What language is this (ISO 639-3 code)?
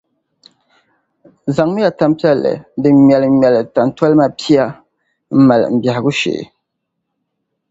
dag